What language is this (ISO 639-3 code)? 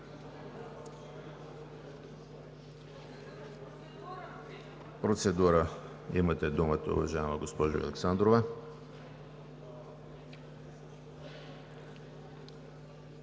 bul